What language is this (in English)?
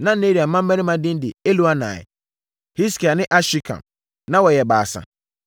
Akan